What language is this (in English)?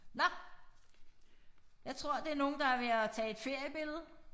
Danish